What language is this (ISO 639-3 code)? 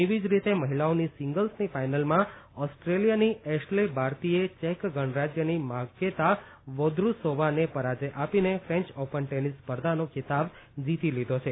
guj